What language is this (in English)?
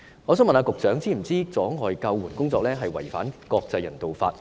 Cantonese